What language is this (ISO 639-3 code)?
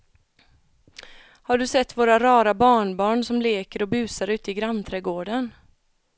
swe